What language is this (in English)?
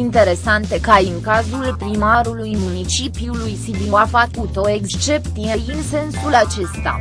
Romanian